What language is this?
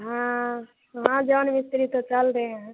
Hindi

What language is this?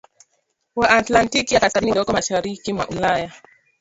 Swahili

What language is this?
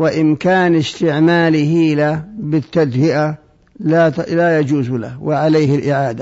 Arabic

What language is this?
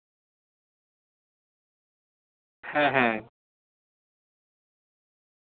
Santali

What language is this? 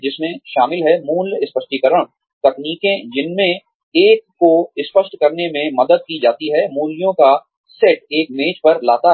Hindi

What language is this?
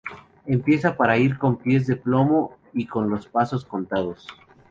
Spanish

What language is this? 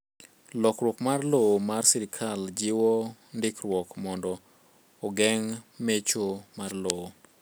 Luo (Kenya and Tanzania)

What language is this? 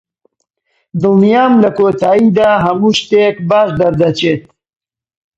Central Kurdish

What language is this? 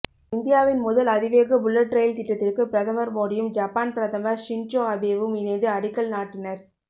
Tamil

